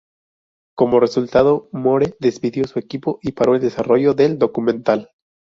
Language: Spanish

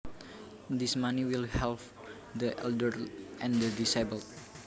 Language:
Javanese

